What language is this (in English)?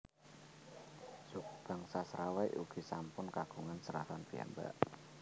Javanese